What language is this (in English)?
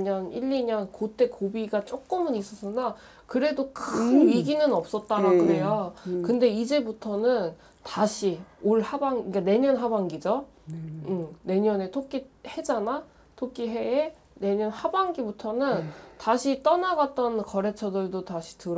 Korean